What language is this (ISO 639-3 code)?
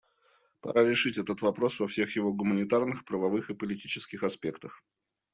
rus